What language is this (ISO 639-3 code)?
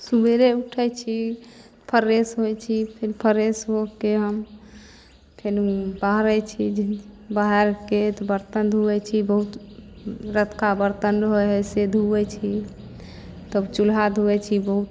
mai